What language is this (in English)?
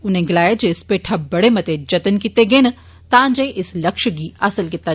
Dogri